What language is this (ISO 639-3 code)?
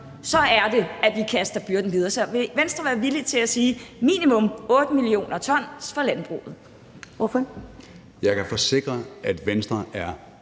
dan